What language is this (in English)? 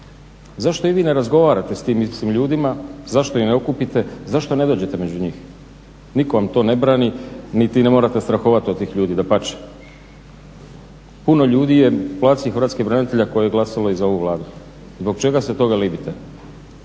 Croatian